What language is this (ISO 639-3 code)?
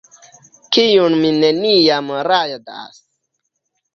epo